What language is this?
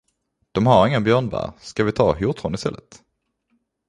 Swedish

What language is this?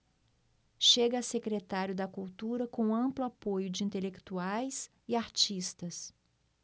Portuguese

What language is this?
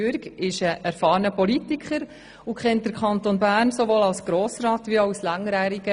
Swiss German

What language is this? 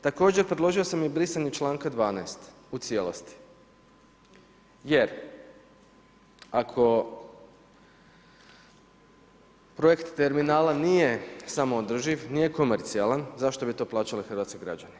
Croatian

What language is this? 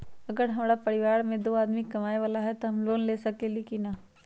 Magahi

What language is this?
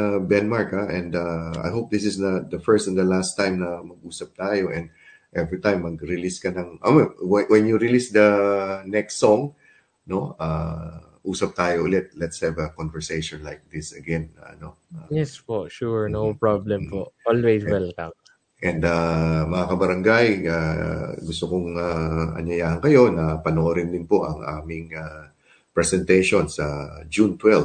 Filipino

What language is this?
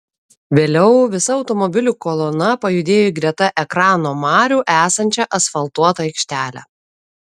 Lithuanian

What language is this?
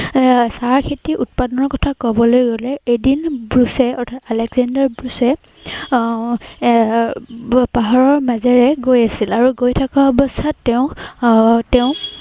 Assamese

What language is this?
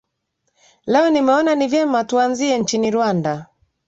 Swahili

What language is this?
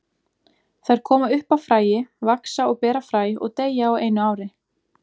Icelandic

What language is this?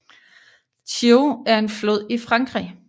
Danish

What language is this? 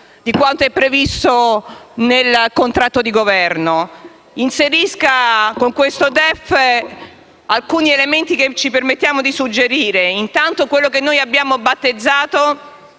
Italian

